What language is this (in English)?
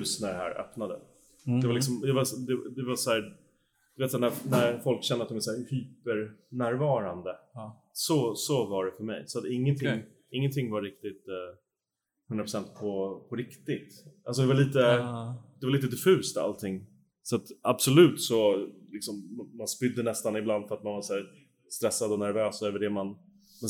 Swedish